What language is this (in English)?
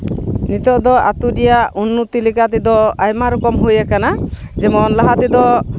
Santali